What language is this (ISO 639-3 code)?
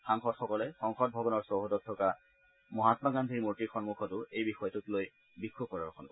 asm